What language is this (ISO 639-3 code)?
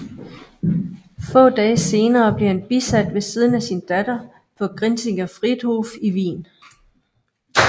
dan